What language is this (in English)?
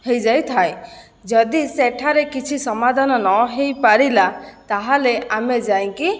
Odia